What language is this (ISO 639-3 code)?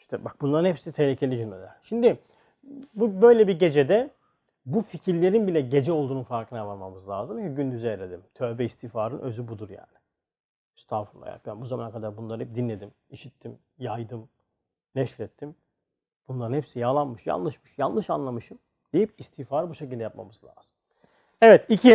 tur